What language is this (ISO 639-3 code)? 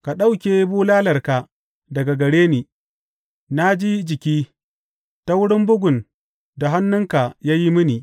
hau